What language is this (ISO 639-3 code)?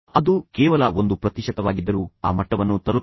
kan